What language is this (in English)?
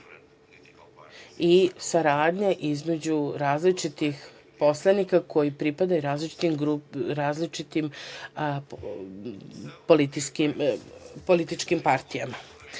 Serbian